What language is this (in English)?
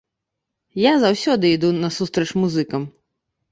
Belarusian